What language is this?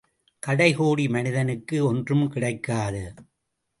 Tamil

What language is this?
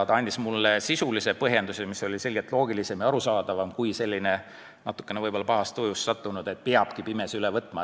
Estonian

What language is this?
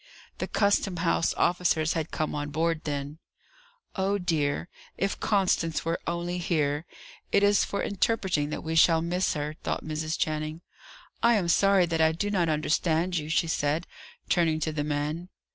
English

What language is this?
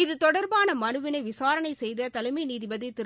Tamil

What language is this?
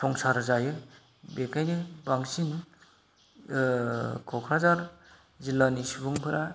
Bodo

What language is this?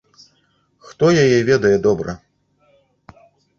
Belarusian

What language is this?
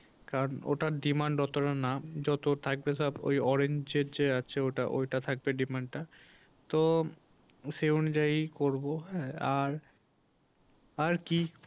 Bangla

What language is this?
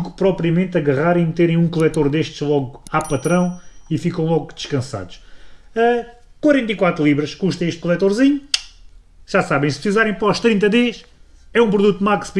Portuguese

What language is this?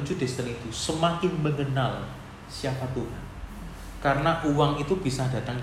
Indonesian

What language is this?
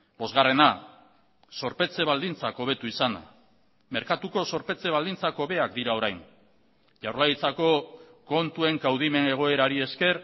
Basque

